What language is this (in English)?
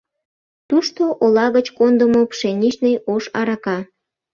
Mari